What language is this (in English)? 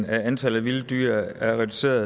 Danish